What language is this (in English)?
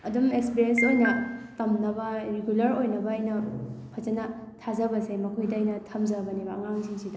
Manipuri